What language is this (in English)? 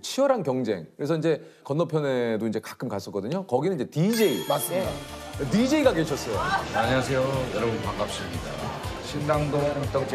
Korean